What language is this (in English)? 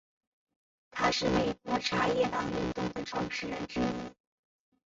Chinese